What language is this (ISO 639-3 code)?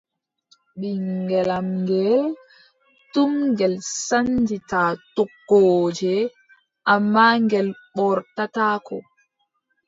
fub